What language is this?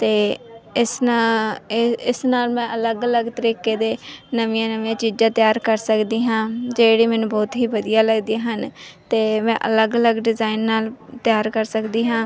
Punjabi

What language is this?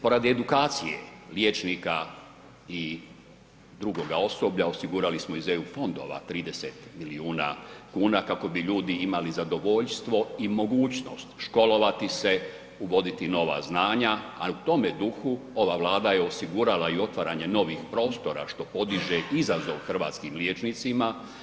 Croatian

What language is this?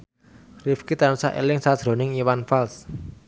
Javanese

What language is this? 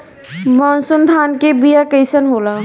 Bhojpuri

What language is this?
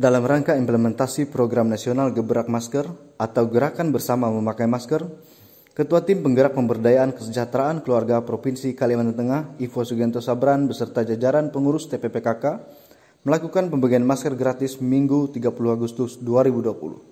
Indonesian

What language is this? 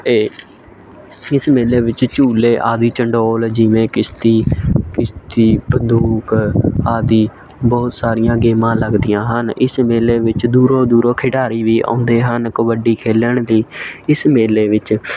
Punjabi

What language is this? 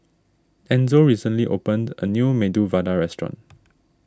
English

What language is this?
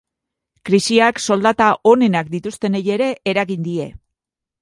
Basque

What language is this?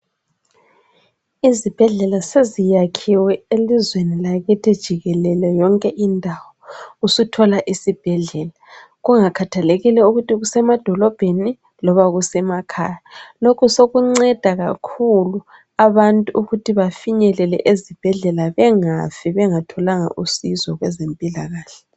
North Ndebele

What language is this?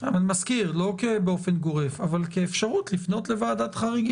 Hebrew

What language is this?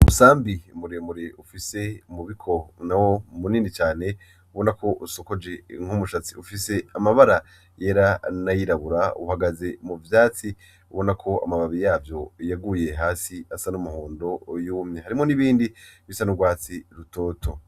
Rundi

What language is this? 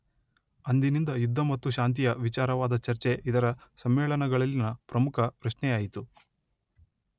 Kannada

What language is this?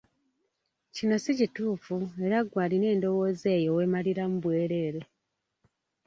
Ganda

